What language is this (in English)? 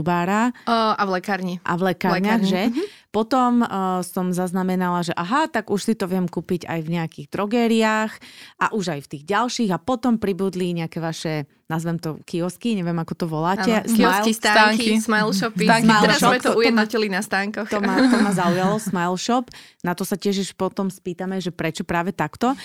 Slovak